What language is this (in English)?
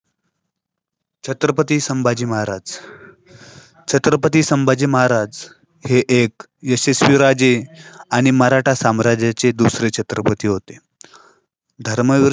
Marathi